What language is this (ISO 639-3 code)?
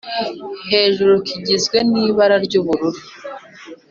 kin